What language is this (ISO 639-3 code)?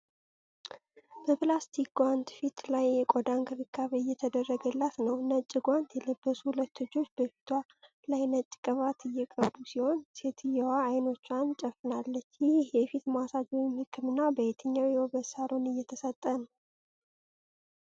amh